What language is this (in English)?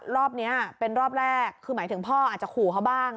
Thai